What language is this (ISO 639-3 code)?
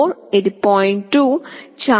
tel